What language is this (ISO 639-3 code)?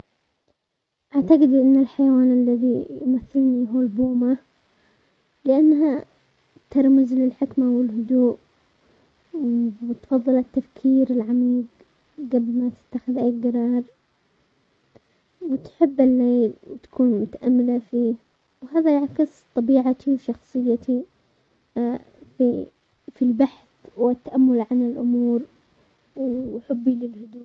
acx